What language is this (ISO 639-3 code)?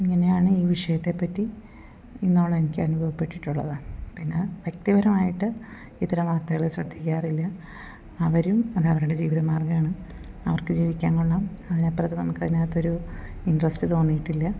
mal